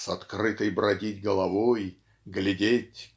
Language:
Russian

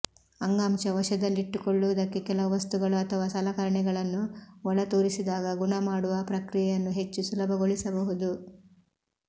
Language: Kannada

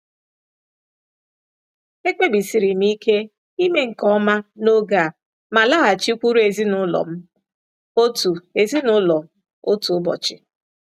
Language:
Igbo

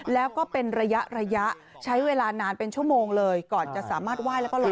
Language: Thai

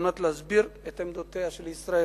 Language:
Hebrew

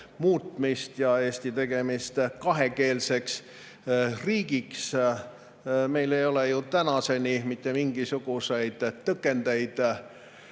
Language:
Estonian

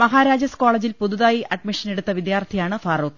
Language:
Malayalam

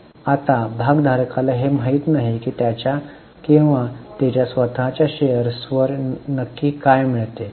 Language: Marathi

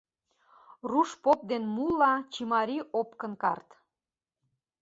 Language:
Mari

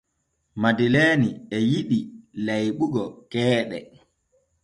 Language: Borgu Fulfulde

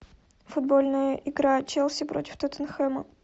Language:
Russian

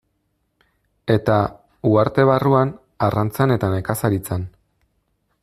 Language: Basque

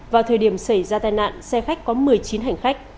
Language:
Vietnamese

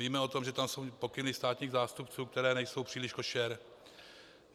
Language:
Czech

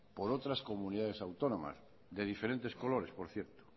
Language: Spanish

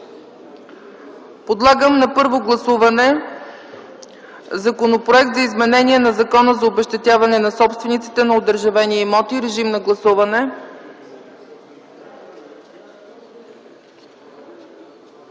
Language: Bulgarian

